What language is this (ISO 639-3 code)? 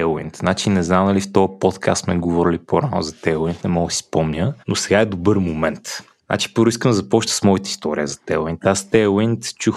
bul